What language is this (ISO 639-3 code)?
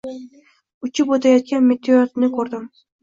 uzb